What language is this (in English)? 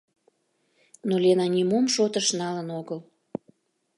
Mari